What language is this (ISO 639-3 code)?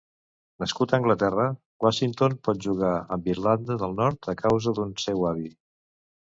cat